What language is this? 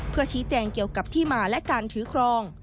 Thai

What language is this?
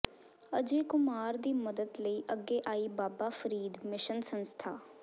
Punjabi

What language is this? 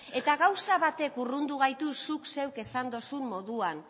Basque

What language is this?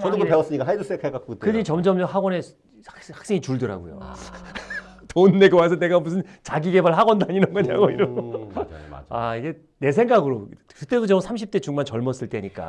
Korean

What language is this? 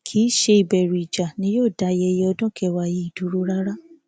Yoruba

